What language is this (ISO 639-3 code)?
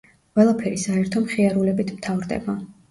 kat